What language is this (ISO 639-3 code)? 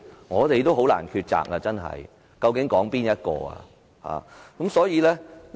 yue